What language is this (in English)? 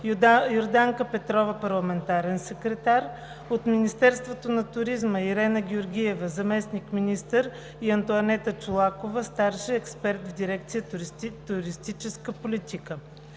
Bulgarian